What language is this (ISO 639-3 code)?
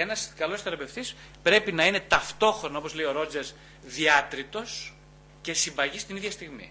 ell